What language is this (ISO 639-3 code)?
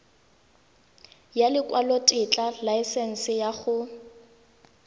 tsn